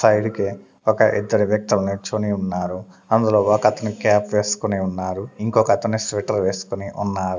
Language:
Telugu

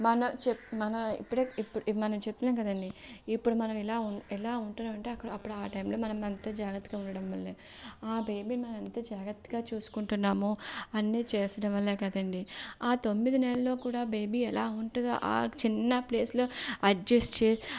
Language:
Telugu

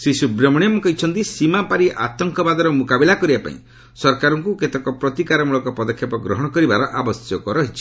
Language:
Odia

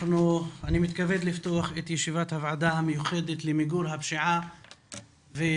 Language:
Hebrew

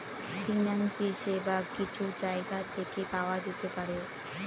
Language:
Bangla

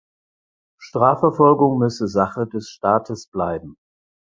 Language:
German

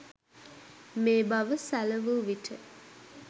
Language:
Sinhala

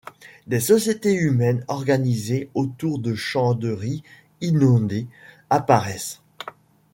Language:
French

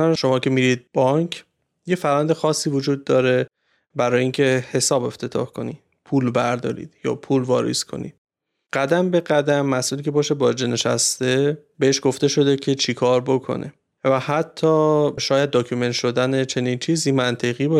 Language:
Persian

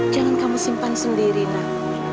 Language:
Indonesian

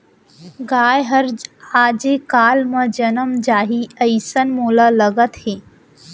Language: Chhattisgarhi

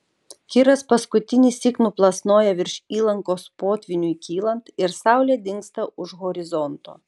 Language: Lithuanian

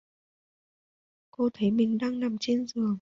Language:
Vietnamese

